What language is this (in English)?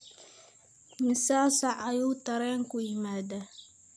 Somali